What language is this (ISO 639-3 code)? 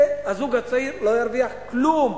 heb